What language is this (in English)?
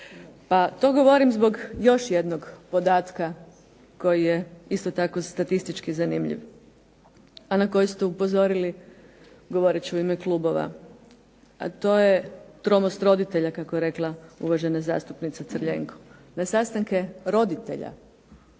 Croatian